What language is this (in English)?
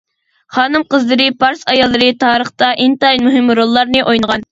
Uyghur